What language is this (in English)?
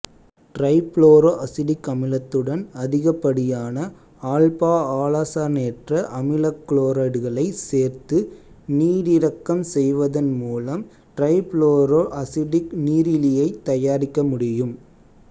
Tamil